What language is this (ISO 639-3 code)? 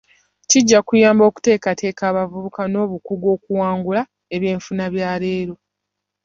lug